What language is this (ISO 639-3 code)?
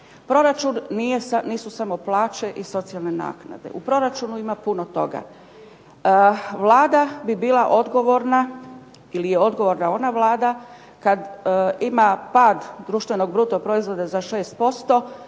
hrv